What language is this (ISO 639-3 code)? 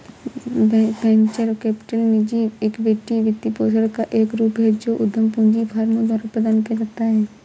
hin